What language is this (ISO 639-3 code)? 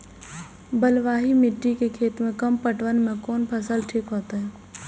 mai